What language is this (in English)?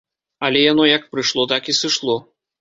Belarusian